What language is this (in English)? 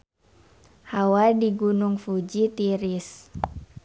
Sundanese